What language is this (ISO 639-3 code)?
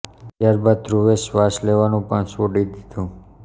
guj